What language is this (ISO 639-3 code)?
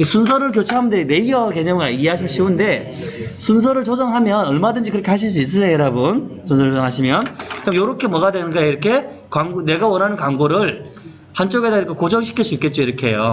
kor